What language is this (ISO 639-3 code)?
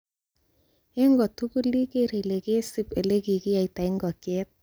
kln